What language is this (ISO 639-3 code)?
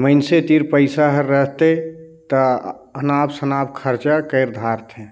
hne